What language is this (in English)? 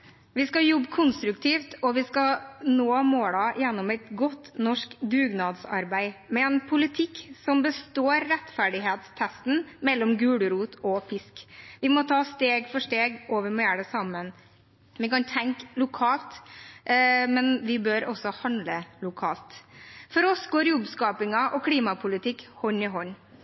Norwegian Bokmål